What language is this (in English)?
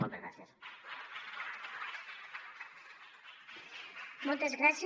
Catalan